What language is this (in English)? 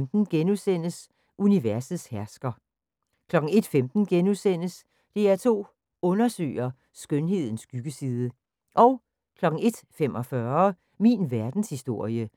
Danish